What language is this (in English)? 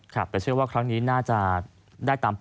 Thai